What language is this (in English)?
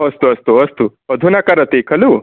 Sanskrit